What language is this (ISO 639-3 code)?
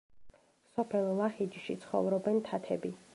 kat